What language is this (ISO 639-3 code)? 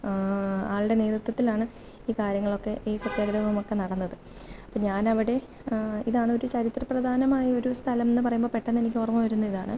mal